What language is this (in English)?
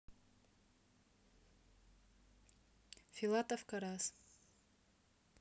Russian